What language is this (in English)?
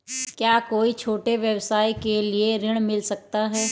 Hindi